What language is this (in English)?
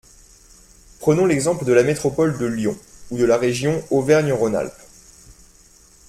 French